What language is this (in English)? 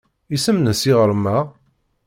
Kabyle